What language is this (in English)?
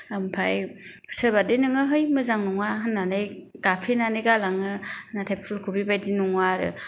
Bodo